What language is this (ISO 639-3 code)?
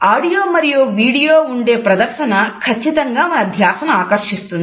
tel